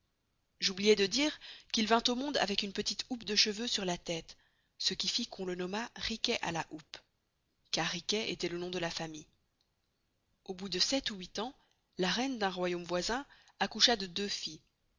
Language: French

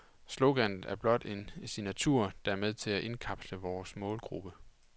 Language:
Danish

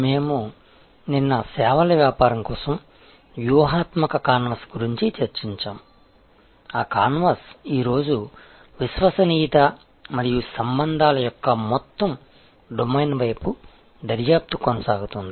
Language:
Telugu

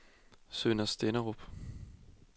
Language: Danish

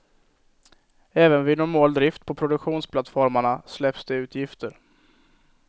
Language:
Swedish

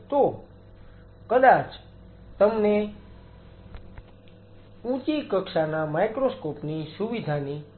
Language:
Gujarati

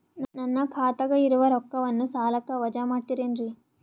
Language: Kannada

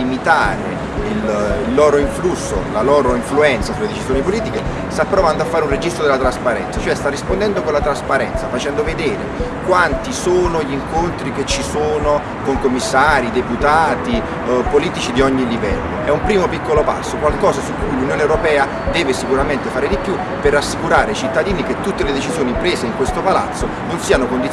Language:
Italian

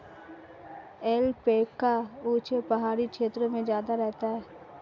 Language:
Hindi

